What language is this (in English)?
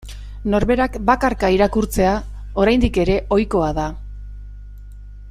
Basque